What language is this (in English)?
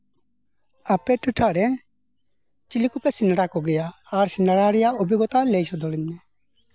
Santali